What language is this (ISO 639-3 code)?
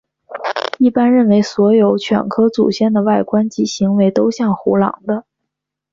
zho